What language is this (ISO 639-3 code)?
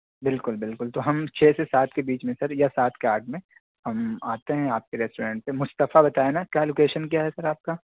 urd